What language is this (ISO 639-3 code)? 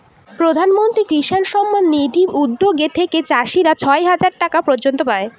ben